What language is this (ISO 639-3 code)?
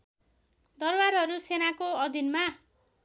nep